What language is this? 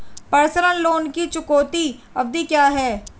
Hindi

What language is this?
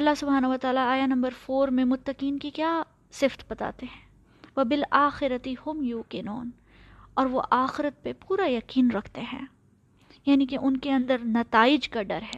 Urdu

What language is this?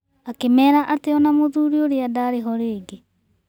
Kikuyu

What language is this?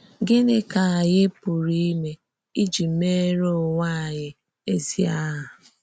Igbo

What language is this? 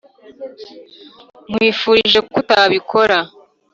Kinyarwanda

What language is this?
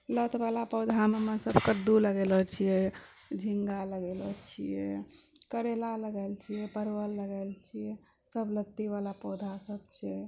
Maithili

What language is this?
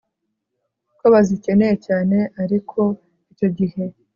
Kinyarwanda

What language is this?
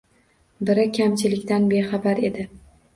Uzbek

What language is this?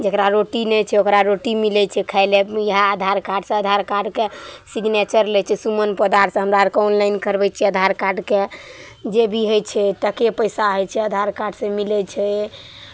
Maithili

